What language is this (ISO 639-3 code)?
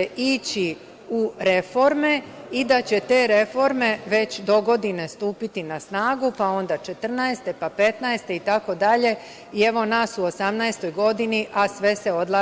srp